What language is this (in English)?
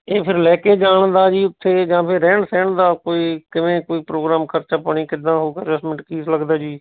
Punjabi